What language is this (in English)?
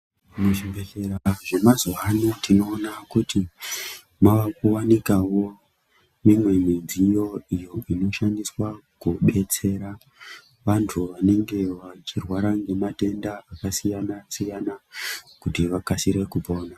Ndau